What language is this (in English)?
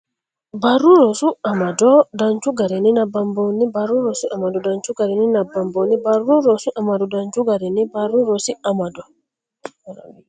Sidamo